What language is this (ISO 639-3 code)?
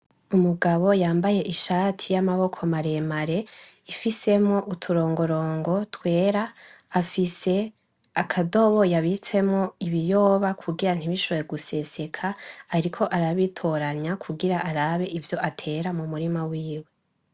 run